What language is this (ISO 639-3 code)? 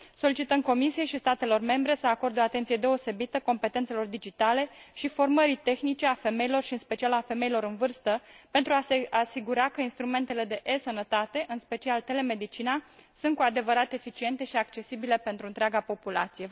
ron